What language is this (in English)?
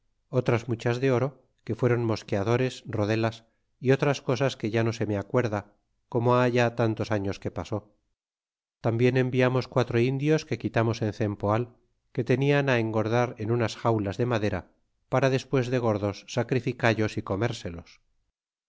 Spanish